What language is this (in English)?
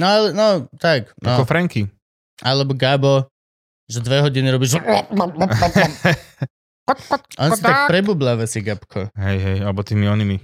Slovak